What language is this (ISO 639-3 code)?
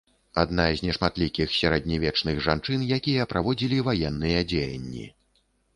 bel